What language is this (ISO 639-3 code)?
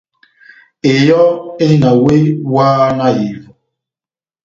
bnm